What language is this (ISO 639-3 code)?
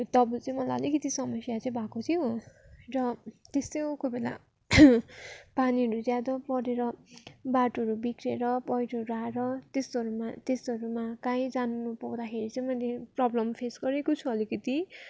nep